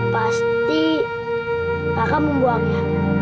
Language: Indonesian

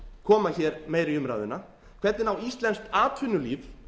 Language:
Icelandic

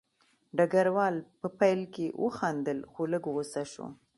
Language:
Pashto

